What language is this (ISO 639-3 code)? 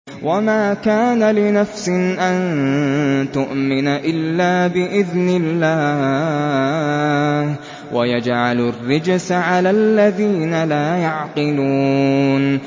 ara